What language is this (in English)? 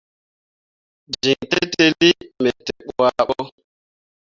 Mundang